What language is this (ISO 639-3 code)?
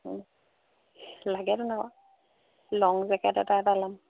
asm